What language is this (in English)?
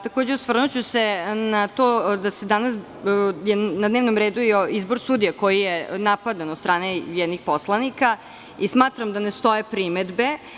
Serbian